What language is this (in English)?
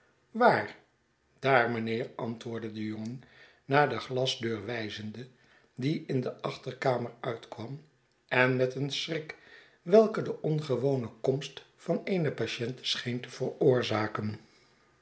Dutch